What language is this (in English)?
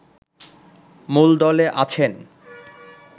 Bangla